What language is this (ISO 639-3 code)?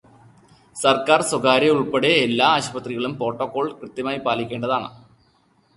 mal